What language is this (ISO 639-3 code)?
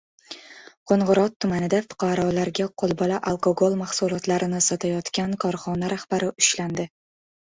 uzb